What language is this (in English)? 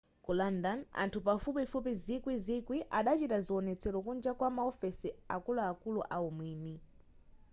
Nyanja